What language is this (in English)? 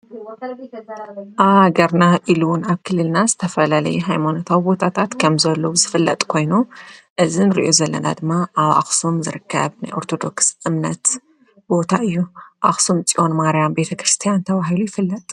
Tigrinya